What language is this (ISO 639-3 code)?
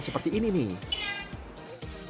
ind